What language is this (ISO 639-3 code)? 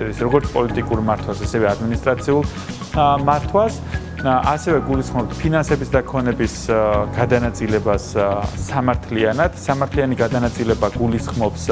kat